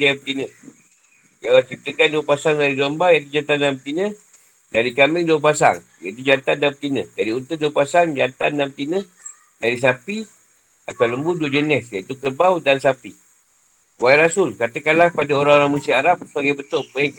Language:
Malay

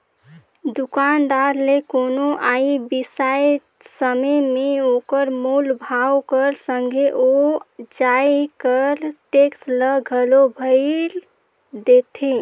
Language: Chhattisgarhi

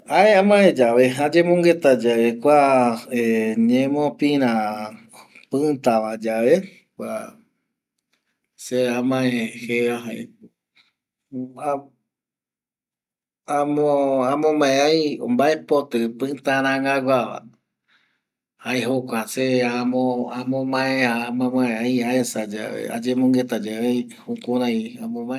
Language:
Eastern Bolivian Guaraní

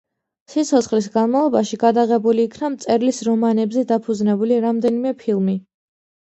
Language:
Georgian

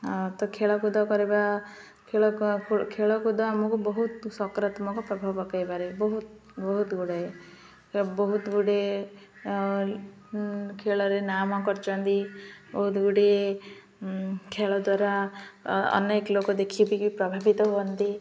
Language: Odia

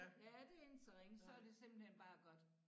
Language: Danish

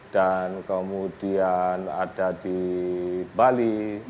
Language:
Indonesian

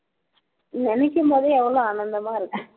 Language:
Tamil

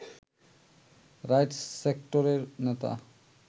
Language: Bangla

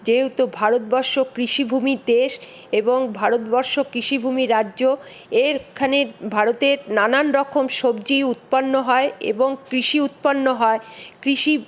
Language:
Bangla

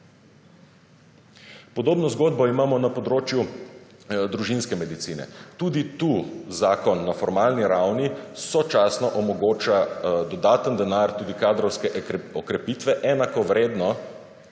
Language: Slovenian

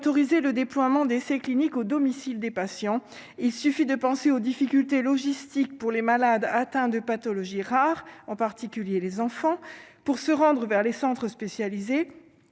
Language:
French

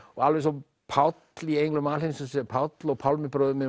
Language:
Icelandic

